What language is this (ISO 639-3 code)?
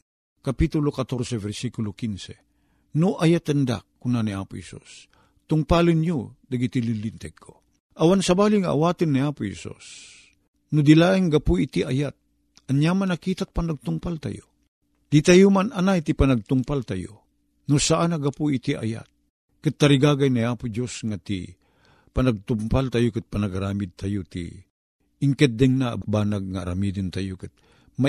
fil